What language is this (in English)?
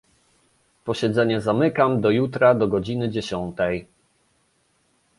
Polish